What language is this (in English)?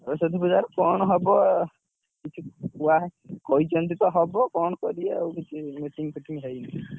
Odia